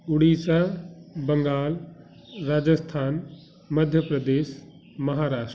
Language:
Hindi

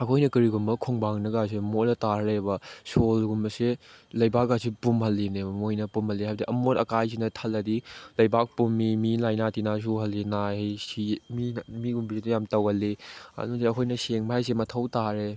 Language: Manipuri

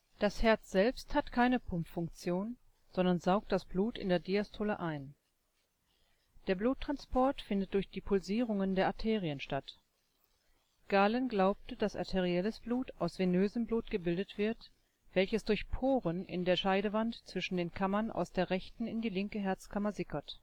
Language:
German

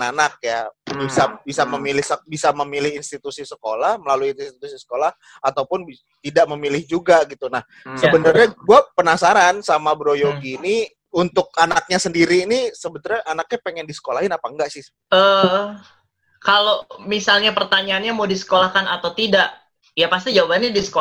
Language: Indonesian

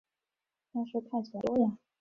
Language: Chinese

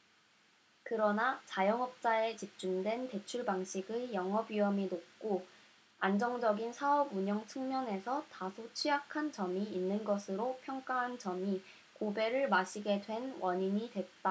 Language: Korean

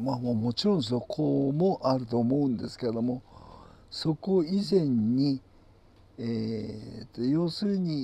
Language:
Japanese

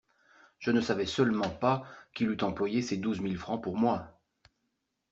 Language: French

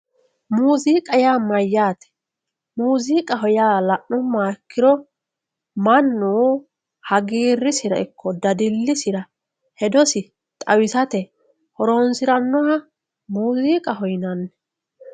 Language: Sidamo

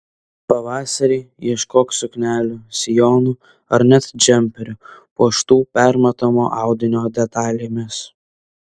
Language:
Lithuanian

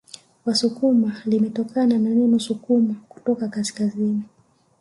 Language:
Swahili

